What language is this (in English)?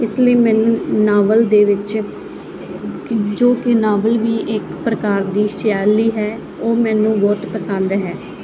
Punjabi